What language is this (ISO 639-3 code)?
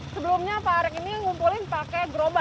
ind